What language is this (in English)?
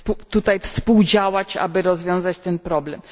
Polish